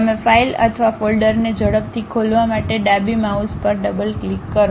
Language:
Gujarati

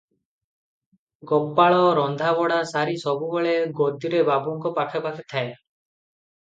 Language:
Odia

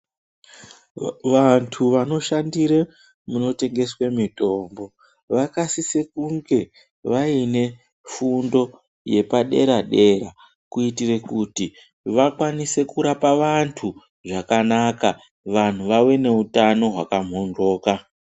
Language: Ndau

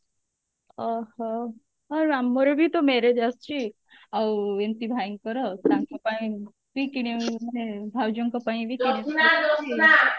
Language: Odia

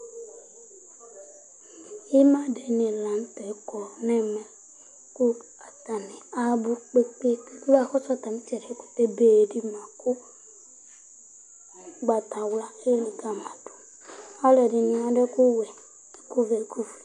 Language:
Ikposo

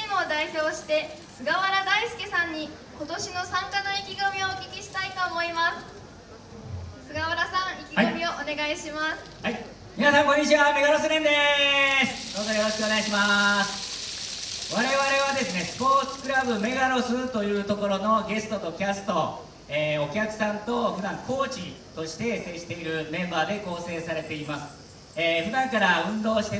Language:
Japanese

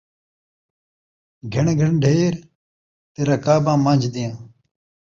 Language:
Saraiki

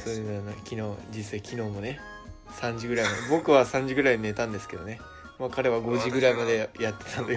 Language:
Japanese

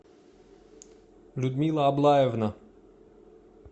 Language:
Russian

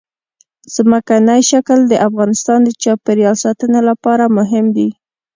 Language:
Pashto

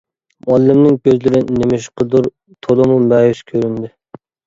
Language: Uyghur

